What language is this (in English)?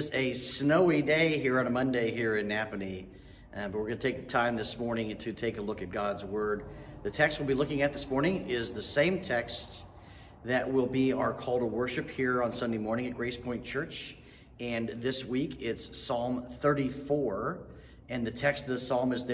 English